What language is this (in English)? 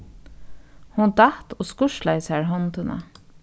Faroese